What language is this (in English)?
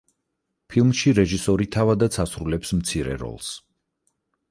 Georgian